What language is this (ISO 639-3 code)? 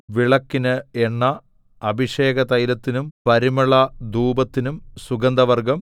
mal